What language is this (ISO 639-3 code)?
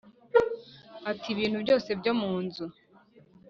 kin